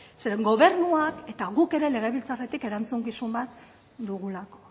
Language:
Basque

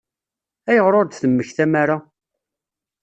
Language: Kabyle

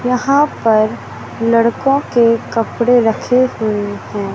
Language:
Hindi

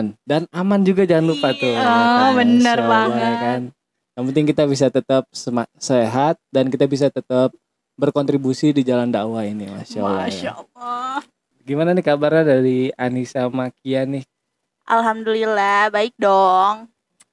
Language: Indonesian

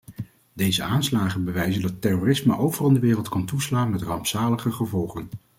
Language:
Dutch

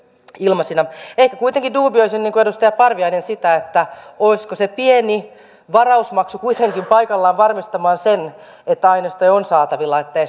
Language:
Finnish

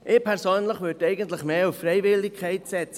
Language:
Swiss German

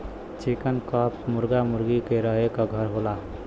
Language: Bhojpuri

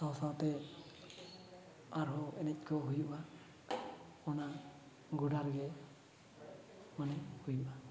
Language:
Santali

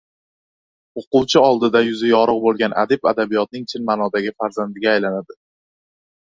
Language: Uzbek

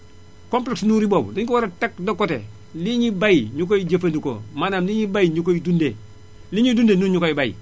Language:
Wolof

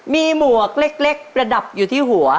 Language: Thai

